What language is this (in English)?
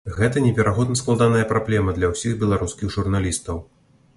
Belarusian